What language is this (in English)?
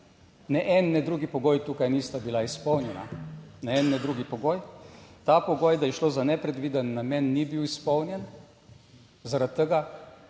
Slovenian